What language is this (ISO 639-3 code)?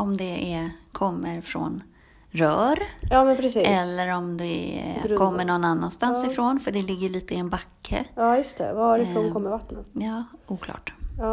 swe